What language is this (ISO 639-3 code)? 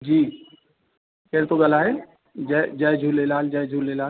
snd